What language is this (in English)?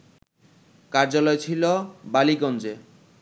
Bangla